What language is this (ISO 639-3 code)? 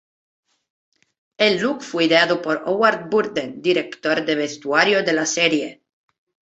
spa